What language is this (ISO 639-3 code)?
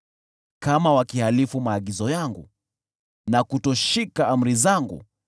swa